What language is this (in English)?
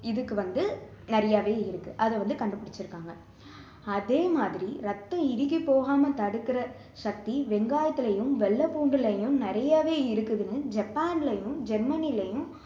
Tamil